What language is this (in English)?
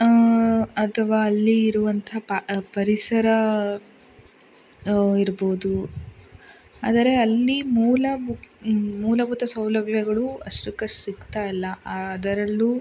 Kannada